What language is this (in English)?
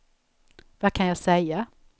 Swedish